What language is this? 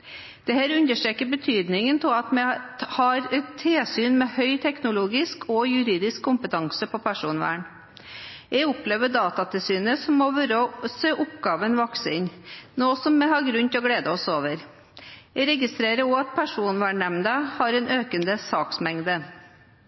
Norwegian Bokmål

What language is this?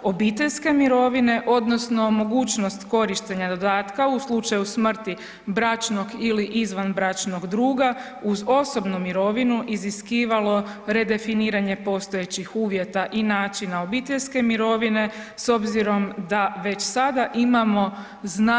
Croatian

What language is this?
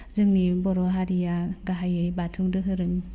Bodo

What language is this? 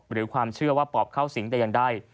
Thai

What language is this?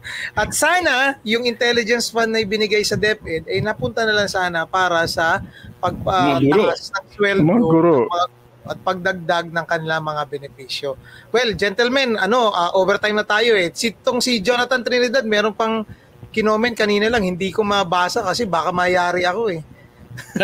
Filipino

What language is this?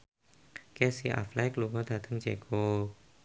Javanese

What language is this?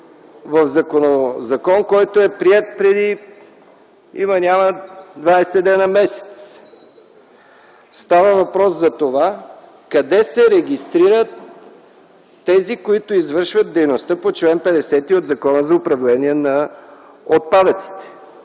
Bulgarian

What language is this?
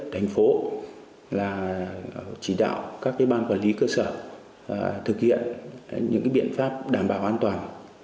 Vietnamese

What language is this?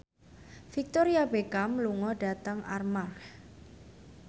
Javanese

